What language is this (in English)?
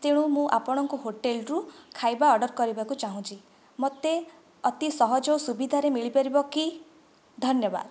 Odia